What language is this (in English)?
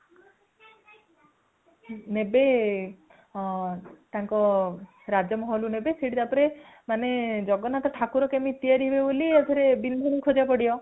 Odia